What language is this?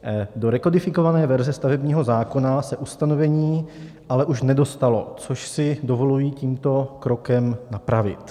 Czech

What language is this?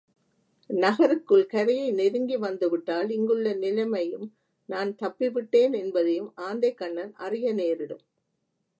Tamil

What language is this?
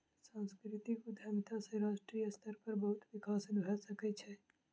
Maithili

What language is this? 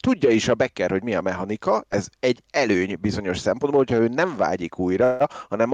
Hungarian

